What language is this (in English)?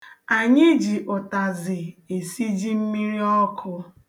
Igbo